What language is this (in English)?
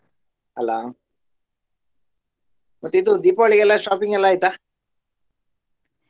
Kannada